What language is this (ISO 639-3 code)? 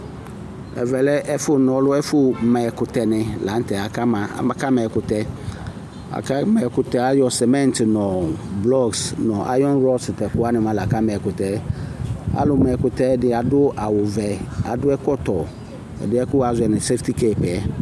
kpo